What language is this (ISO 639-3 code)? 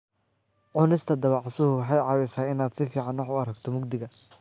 som